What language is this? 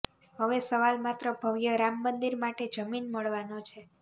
Gujarati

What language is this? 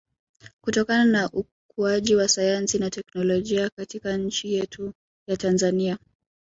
Swahili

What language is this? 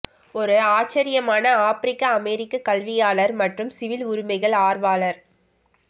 Tamil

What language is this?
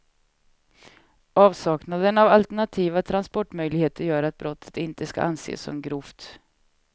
Swedish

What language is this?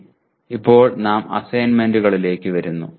Malayalam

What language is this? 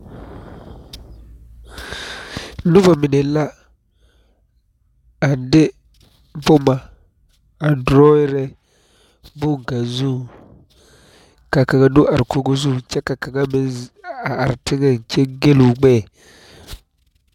Southern Dagaare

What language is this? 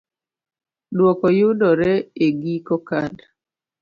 Luo (Kenya and Tanzania)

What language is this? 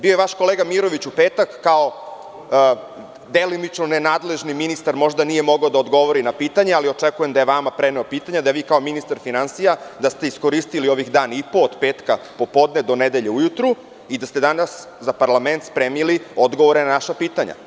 Serbian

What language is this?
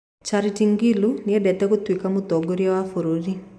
Kikuyu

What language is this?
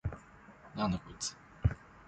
Japanese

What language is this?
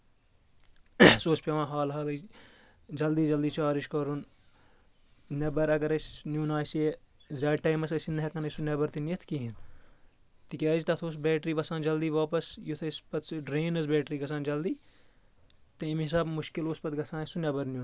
Kashmiri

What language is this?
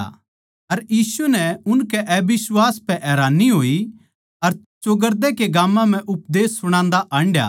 Haryanvi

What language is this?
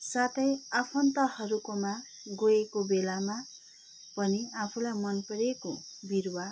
Nepali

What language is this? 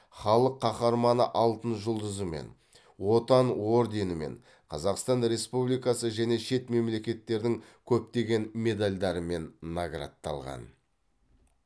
Kazakh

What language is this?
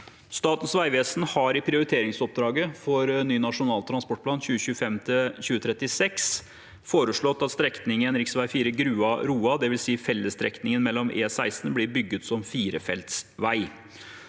Norwegian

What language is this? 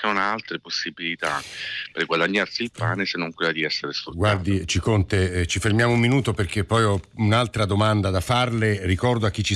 Italian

